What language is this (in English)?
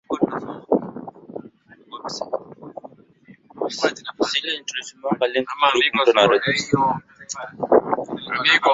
Swahili